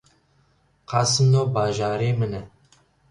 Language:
Kurdish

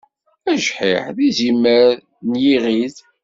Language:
Kabyle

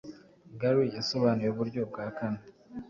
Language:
Kinyarwanda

